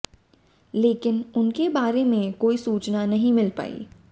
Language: Hindi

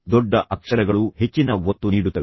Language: Kannada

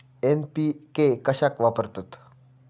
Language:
Marathi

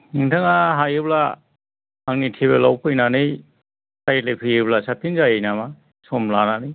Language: Bodo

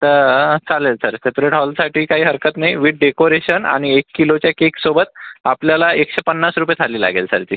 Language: Marathi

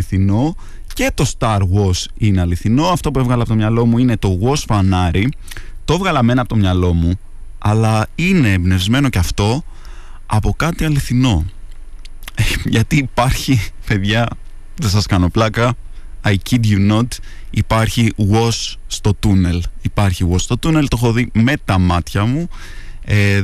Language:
Greek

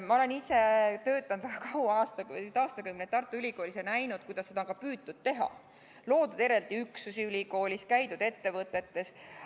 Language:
Estonian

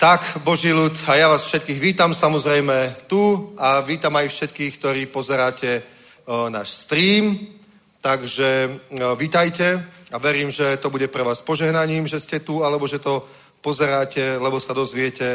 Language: Czech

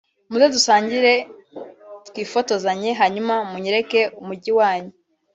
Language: Kinyarwanda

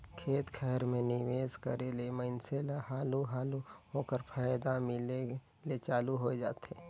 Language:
Chhattisgarhi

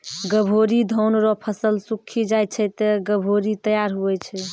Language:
Maithili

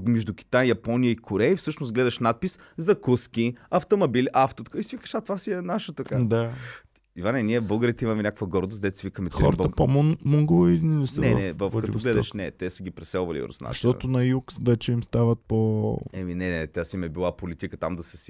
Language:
Bulgarian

